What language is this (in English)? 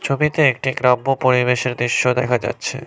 Bangla